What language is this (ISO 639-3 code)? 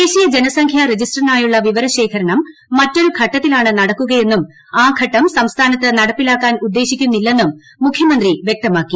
mal